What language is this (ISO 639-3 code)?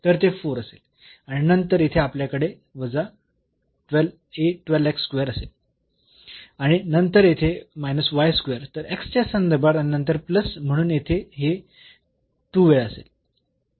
mar